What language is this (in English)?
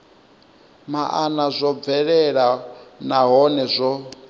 Venda